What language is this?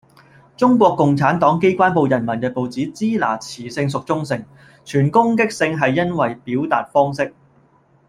Cantonese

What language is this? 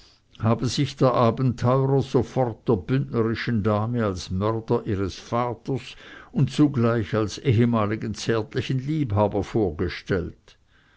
German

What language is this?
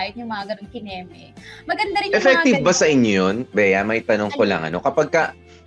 Filipino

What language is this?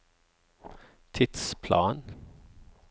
Norwegian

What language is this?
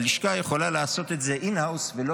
Hebrew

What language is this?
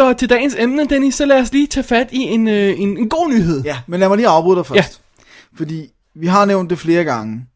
Danish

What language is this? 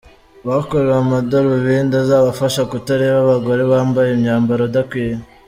Kinyarwanda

